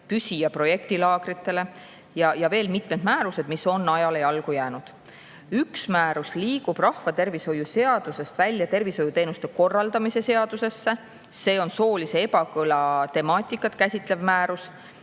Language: Estonian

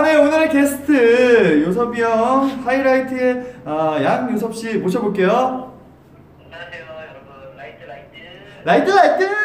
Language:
Korean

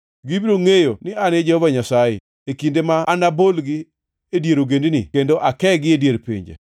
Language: Luo (Kenya and Tanzania)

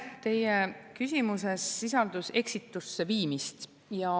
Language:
Estonian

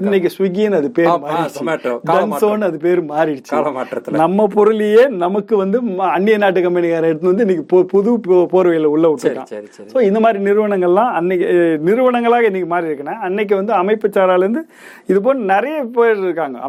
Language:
Tamil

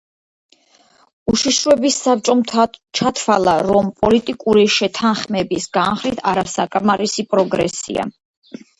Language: Georgian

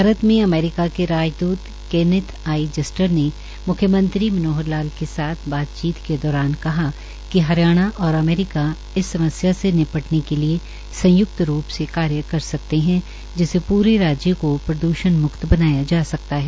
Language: Hindi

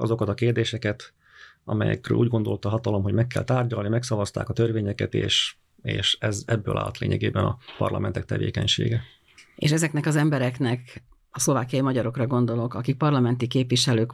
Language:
Hungarian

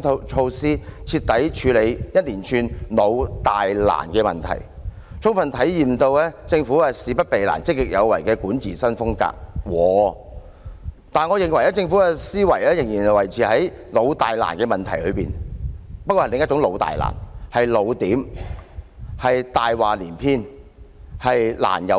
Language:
Cantonese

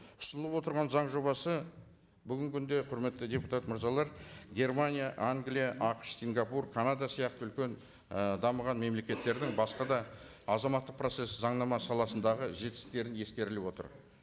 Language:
Kazakh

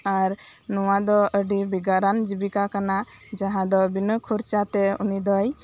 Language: Santali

